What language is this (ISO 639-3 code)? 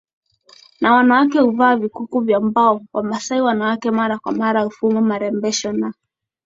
swa